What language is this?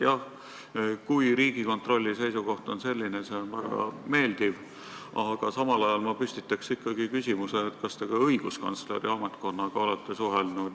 Estonian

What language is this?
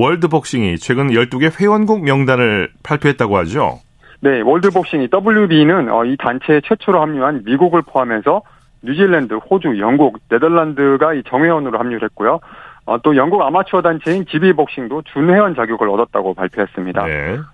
Korean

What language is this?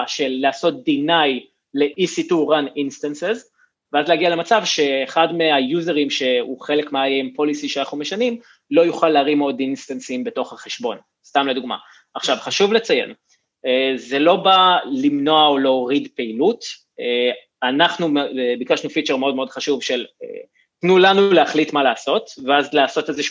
Hebrew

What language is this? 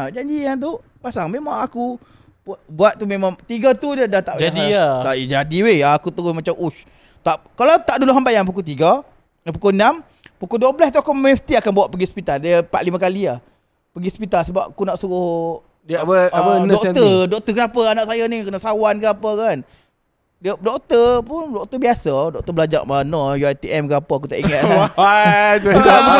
Malay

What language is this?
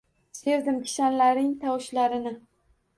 Uzbek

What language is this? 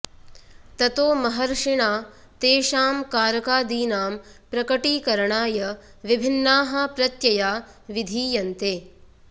Sanskrit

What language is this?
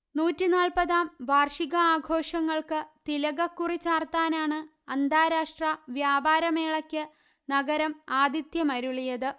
Malayalam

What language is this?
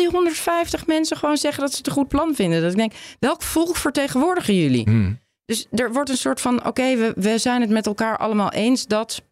Dutch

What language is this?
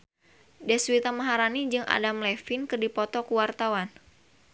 Sundanese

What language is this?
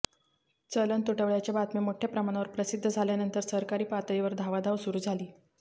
Marathi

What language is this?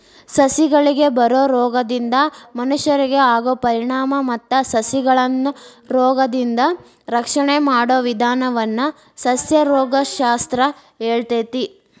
Kannada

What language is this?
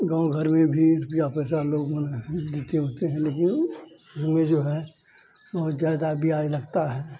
Hindi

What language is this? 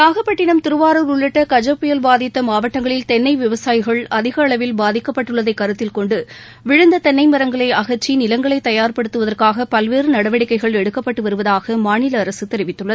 Tamil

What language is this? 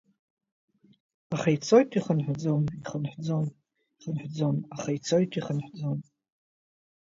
Abkhazian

